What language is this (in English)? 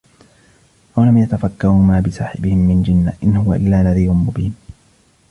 Arabic